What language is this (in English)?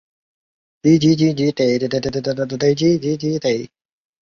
Chinese